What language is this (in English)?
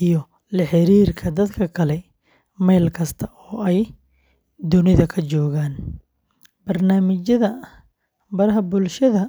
Somali